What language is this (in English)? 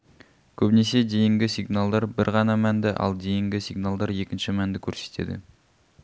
Kazakh